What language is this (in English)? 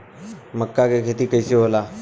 Bhojpuri